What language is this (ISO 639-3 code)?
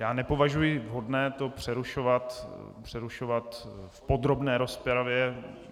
ces